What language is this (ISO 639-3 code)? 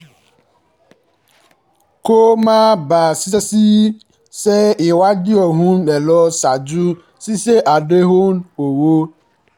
yor